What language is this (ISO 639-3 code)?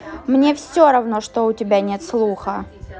rus